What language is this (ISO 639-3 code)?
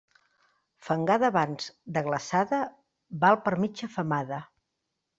cat